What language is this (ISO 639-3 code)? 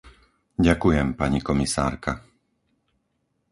slk